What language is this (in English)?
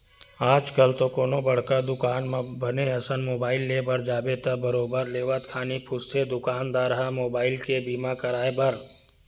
Chhattisgarhi